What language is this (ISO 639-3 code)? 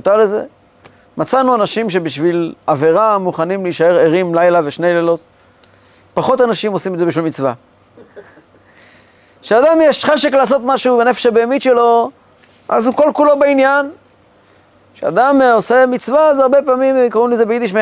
heb